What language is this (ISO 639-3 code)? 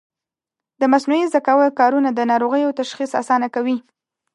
pus